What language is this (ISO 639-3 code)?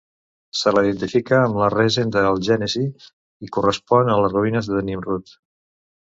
cat